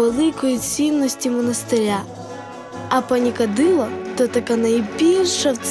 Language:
Ukrainian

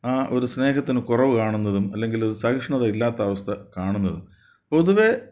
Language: Malayalam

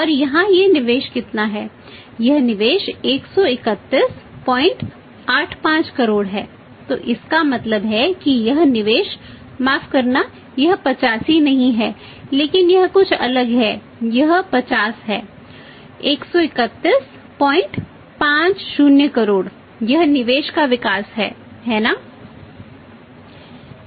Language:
Hindi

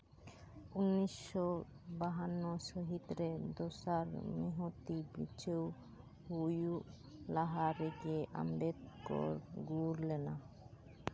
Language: Santali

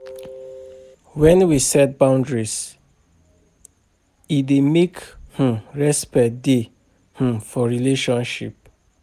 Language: Nigerian Pidgin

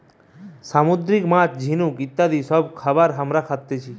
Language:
Bangla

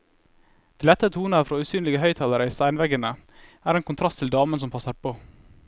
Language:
Norwegian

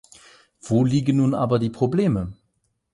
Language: German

